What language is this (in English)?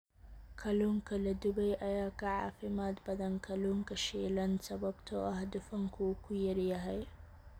Somali